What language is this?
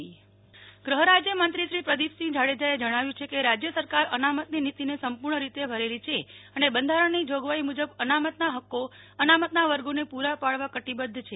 Gujarati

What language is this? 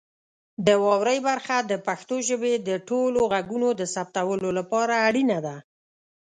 Pashto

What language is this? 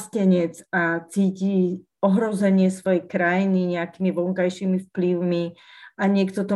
Slovak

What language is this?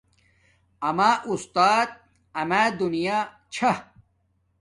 Domaaki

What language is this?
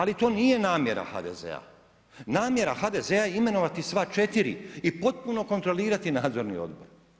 Croatian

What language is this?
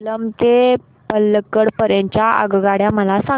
Marathi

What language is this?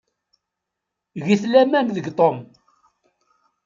Kabyle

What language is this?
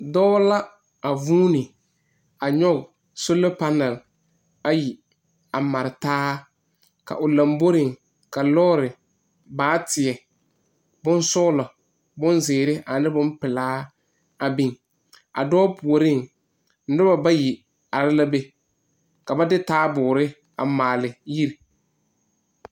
Southern Dagaare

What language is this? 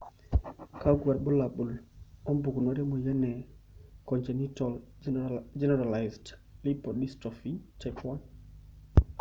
Masai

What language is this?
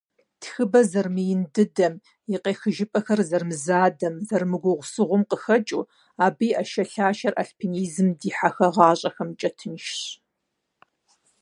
Kabardian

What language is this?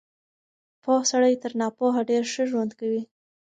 Pashto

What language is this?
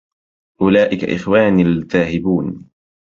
Arabic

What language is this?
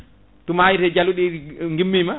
Fula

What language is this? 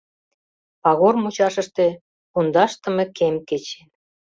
Mari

